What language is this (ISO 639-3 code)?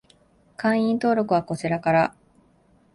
jpn